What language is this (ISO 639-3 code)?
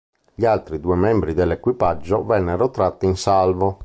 ita